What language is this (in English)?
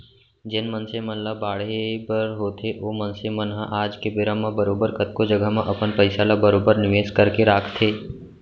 Chhattisgarhi